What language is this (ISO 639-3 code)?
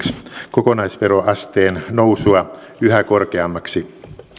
fin